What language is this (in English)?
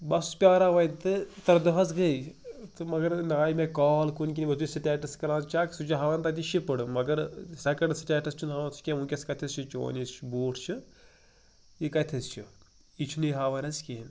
Kashmiri